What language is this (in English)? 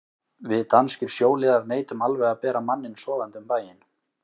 Icelandic